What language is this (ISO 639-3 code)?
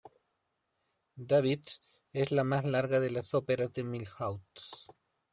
spa